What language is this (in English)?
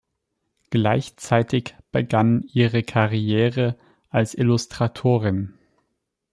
German